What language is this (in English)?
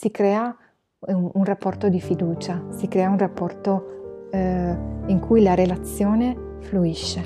Italian